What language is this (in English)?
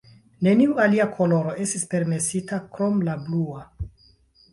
Esperanto